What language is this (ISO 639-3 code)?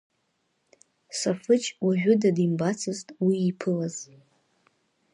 abk